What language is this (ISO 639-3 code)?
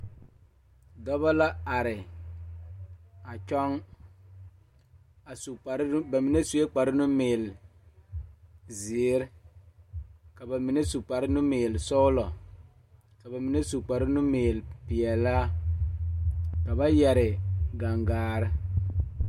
dga